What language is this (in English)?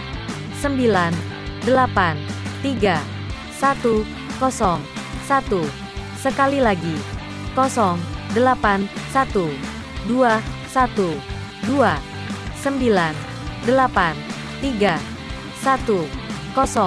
Indonesian